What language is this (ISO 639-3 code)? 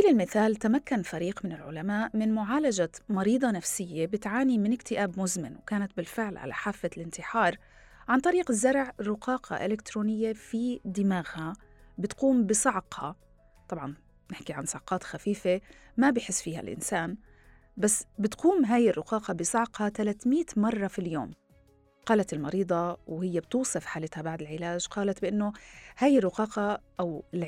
ara